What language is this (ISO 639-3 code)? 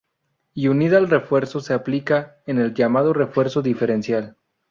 spa